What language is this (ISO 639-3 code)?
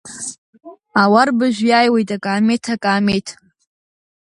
abk